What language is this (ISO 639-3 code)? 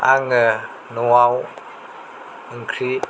brx